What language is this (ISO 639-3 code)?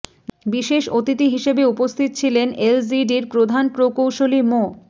ben